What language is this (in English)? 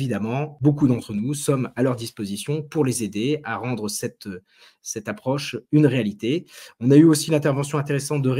French